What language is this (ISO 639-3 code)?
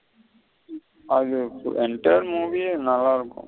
tam